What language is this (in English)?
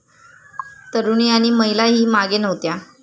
Marathi